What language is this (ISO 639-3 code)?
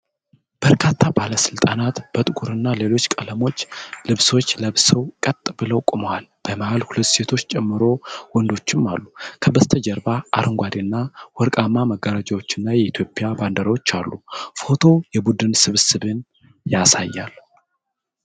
amh